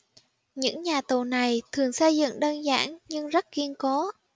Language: Vietnamese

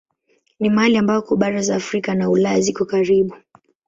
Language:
Swahili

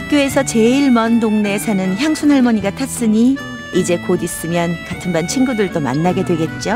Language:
Korean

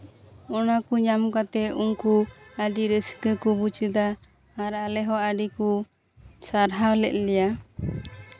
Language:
Santali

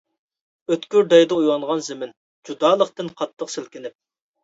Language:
Uyghur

